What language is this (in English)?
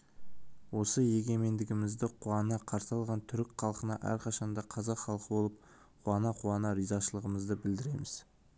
Kazakh